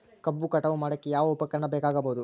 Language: Kannada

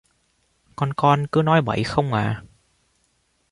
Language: Vietnamese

